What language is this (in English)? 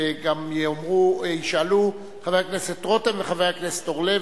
Hebrew